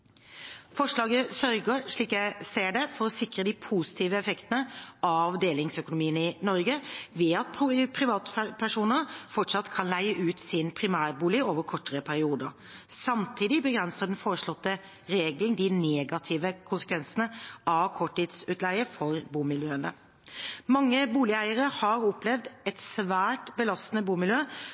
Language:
Norwegian Bokmål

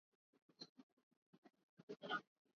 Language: English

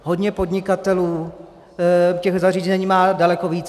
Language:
Czech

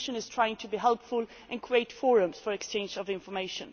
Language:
English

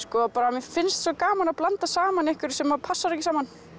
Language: Icelandic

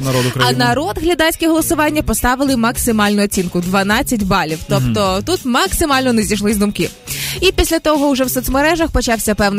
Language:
Ukrainian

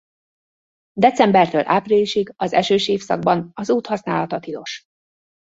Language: Hungarian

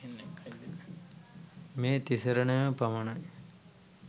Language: Sinhala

